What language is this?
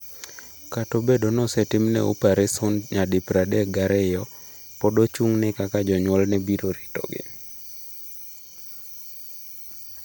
Luo (Kenya and Tanzania)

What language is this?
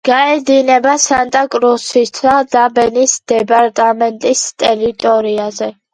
Georgian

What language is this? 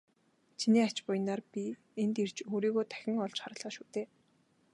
Mongolian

